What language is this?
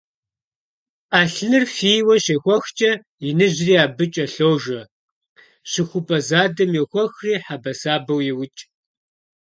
Kabardian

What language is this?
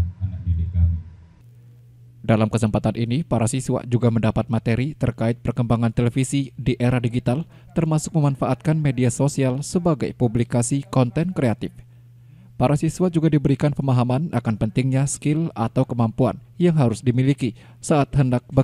Indonesian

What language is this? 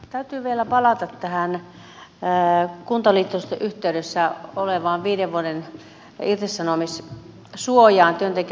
Finnish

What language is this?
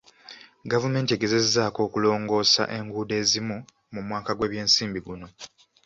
Ganda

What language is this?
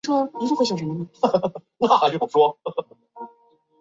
Chinese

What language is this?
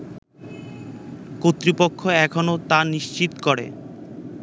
Bangla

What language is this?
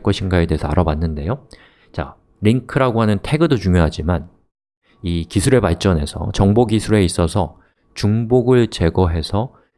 Korean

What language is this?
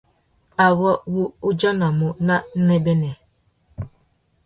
Tuki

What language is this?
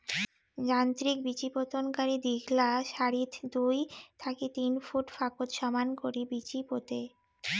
Bangla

